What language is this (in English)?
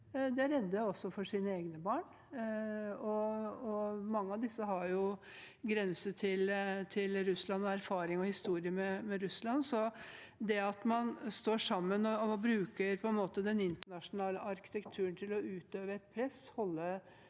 Norwegian